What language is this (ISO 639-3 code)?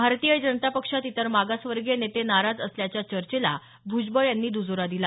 mar